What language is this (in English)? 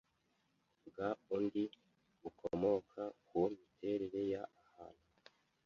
Kinyarwanda